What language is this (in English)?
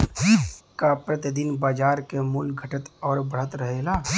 Bhojpuri